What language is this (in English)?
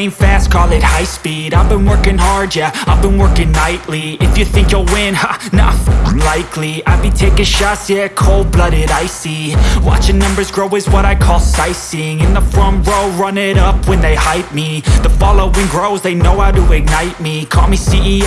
English